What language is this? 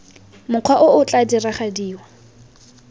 Tswana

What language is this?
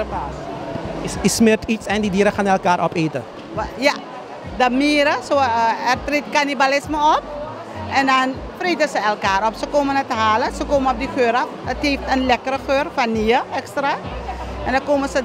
Dutch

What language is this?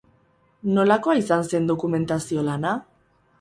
Basque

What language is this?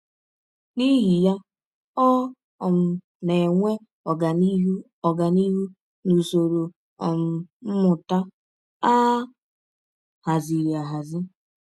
Igbo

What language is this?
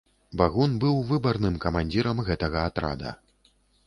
Belarusian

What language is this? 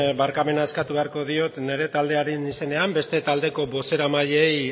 Basque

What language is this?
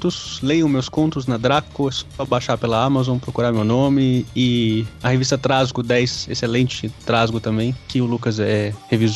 Portuguese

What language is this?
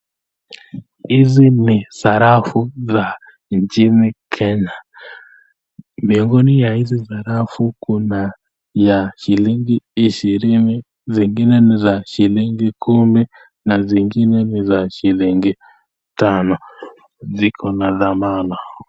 Swahili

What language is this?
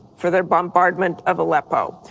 English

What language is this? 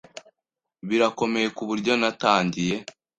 Kinyarwanda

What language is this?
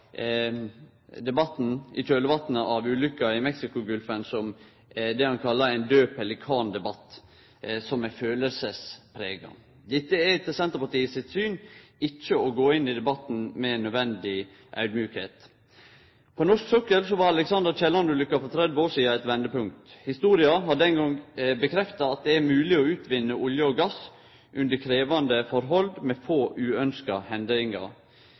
Norwegian Nynorsk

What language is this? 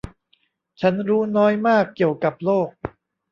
Thai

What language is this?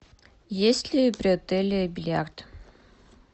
Russian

